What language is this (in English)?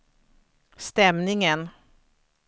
Swedish